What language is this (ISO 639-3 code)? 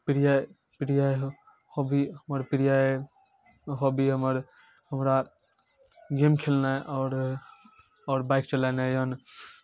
mai